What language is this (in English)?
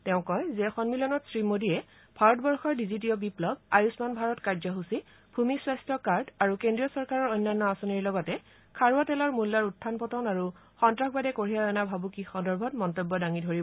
Assamese